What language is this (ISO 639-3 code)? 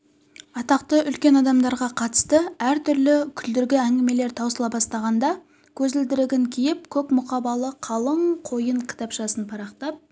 kaz